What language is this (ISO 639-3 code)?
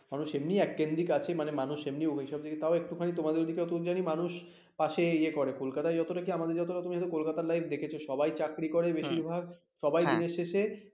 ben